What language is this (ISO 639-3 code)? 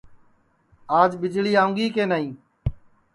ssi